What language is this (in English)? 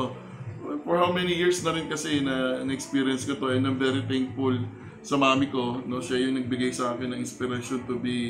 Filipino